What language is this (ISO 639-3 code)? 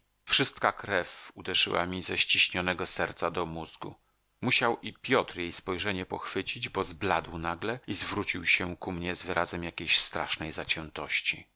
pol